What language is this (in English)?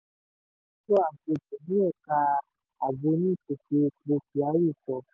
Yoruba